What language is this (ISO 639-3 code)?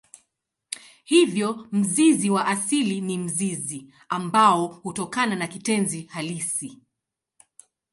swa